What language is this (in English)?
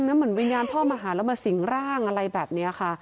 Thai